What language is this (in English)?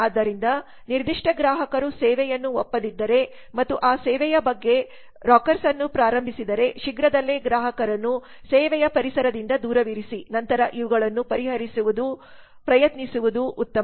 Kannada